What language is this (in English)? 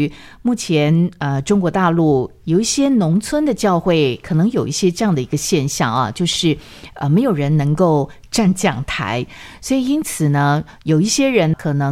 Chinese